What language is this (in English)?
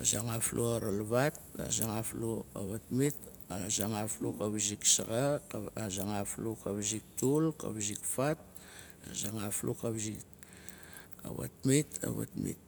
Nalik